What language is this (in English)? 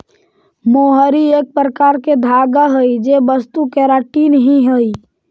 Magahi